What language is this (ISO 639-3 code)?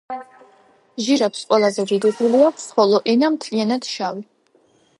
kat